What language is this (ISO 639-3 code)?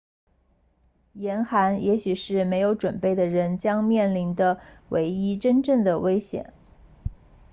zho